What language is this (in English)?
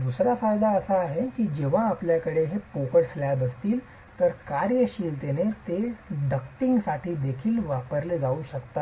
Marathi